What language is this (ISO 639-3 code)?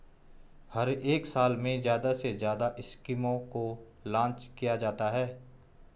hin